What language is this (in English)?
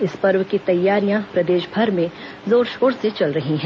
Hindi